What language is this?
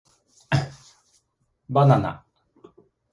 Japanese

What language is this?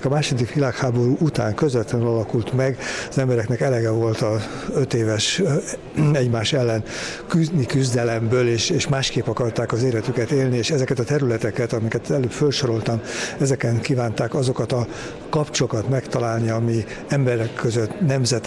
Hungarian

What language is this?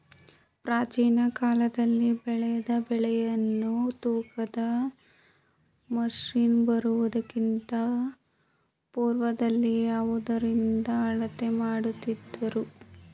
Kannada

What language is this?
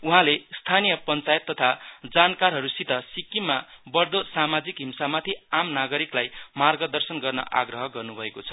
Nepali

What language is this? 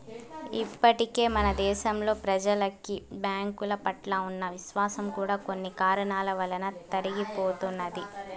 Telugu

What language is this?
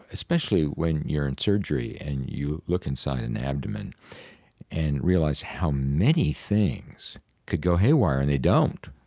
English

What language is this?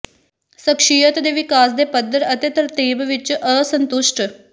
Punjabi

